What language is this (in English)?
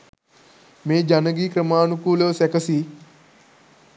Sinhala